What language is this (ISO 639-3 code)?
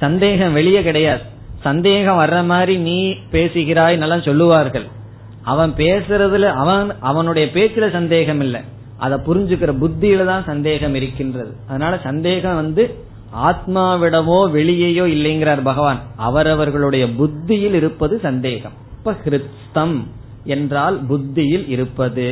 tam